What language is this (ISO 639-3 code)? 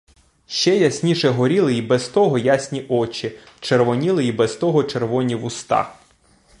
ukr